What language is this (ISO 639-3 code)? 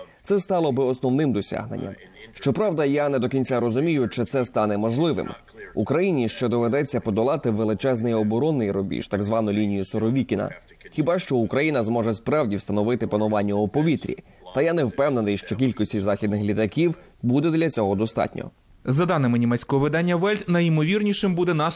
ukr